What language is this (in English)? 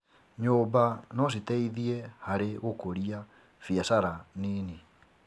Kikuyu